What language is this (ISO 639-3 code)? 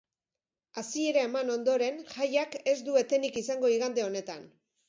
eus